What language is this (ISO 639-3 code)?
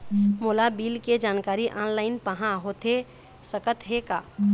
hne